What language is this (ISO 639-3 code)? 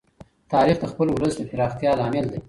pus